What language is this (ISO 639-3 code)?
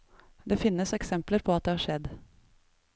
nor